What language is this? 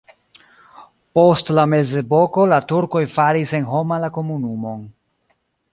Esperanto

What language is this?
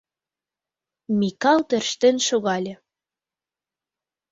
Mari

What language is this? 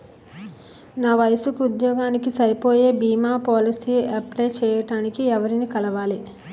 Telugu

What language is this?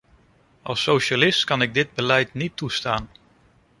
Dutch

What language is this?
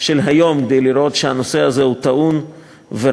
Hebrew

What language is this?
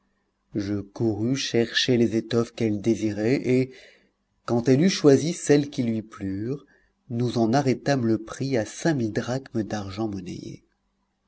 French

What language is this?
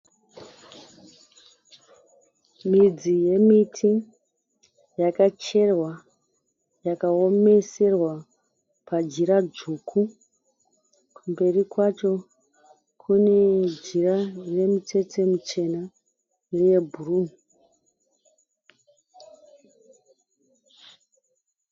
Shona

